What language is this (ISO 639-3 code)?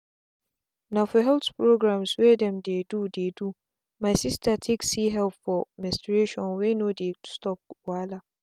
pcm